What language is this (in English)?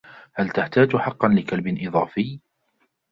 Arabic